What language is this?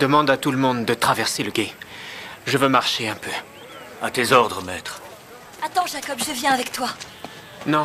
French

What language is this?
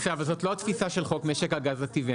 Hebrew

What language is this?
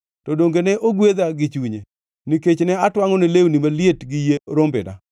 Luo (Kenya and Tanzania)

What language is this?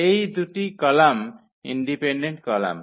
Bangla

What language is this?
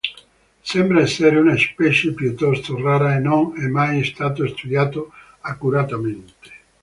Italian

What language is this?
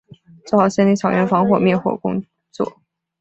Chinese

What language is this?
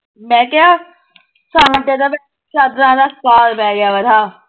Punjabi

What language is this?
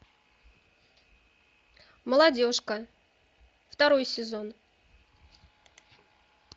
Russian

